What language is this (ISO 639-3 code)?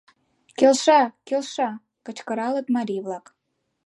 chm